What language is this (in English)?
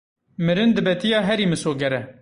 Kurdish